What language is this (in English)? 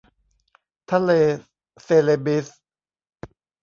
Thai